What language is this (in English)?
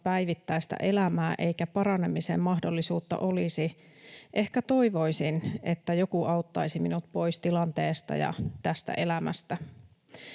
Finnish